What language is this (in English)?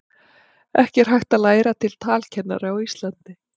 Icelandic